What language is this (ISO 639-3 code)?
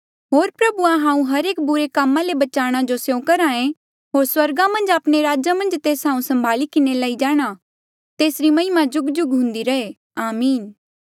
mjl